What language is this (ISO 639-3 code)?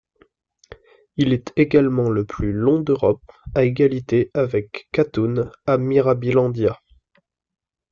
fra